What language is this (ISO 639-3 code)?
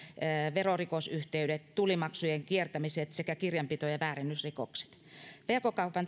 fin